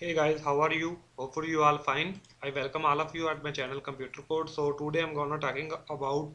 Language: English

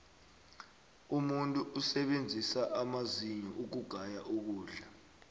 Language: South Ndebele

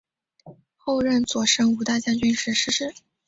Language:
Chinese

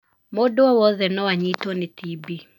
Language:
Kikuyu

